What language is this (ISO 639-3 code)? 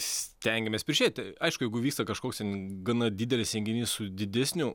lit